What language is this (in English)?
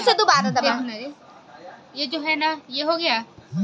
Chhattisgarhi